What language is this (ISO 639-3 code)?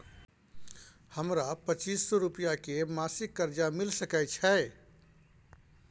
mai